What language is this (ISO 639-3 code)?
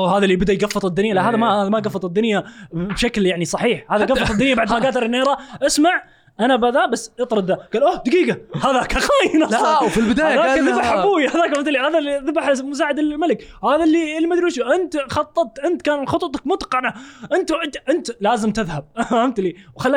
ara